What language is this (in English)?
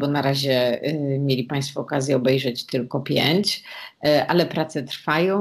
Polish